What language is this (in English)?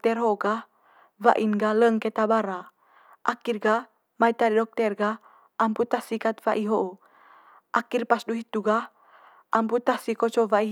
Manggarai